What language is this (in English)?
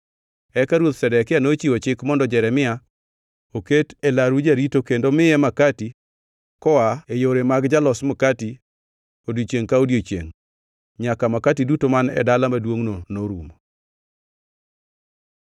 Luo (Kenya and Tanzania)